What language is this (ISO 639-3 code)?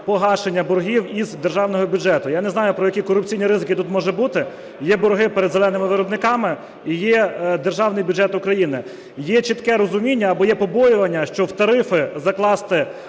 ukr